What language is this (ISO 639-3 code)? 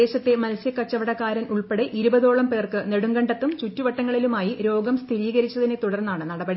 mal